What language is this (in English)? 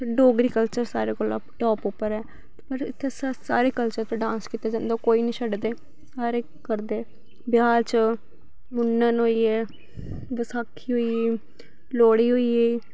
Dogri